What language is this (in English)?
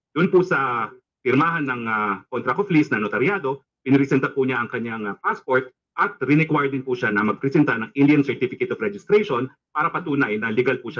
Filipino